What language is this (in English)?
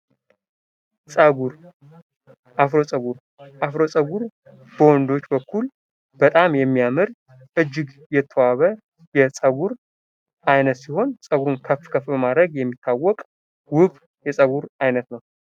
Amharic